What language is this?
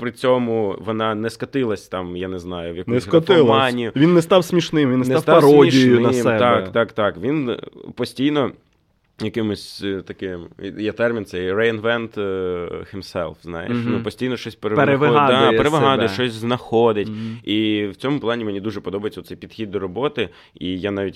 Ukrainian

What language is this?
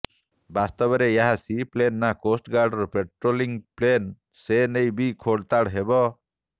Odia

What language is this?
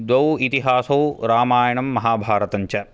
Sanskrit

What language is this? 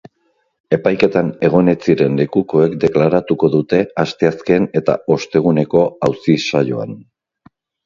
Basque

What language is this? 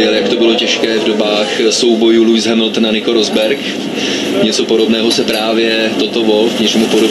Czech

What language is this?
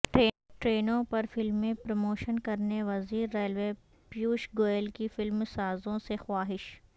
Urdu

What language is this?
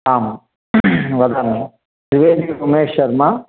Sanskrit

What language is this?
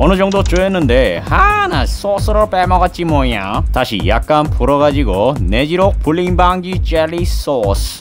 Korean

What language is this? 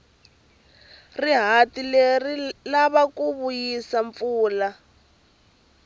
Tsonga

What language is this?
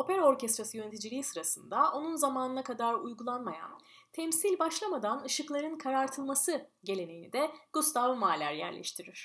Turkish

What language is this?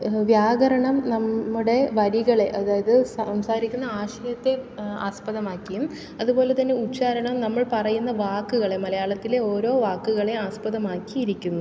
Malayalam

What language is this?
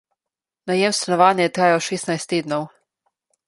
Slovenian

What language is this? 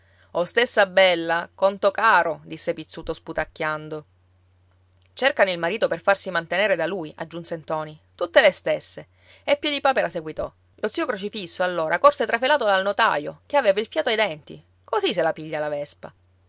Italian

